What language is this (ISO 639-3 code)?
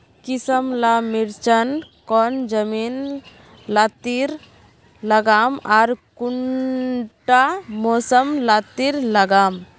mag